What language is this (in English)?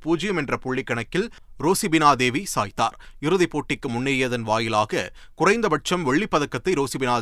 Tamil